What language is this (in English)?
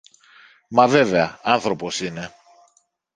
Greek